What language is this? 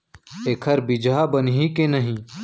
Chhattisgarhi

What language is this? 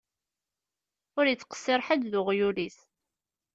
Kabyle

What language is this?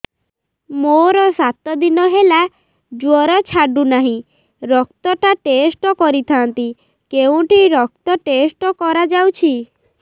Odia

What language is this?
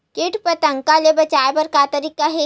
Chhattisgarhi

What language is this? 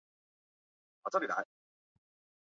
Chinese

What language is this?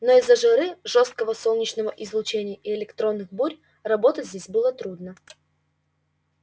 Russian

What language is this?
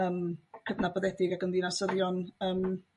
Welsh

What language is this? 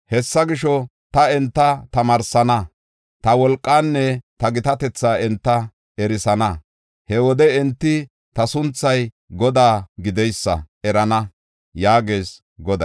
Gofa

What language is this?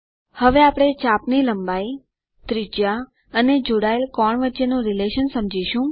Gujarati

